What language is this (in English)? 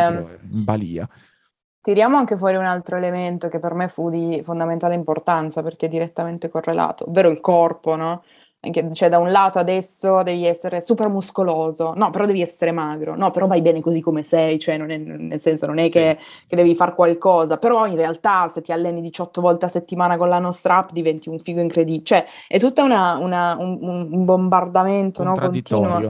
Italian